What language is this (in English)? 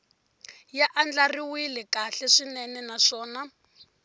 Tsonga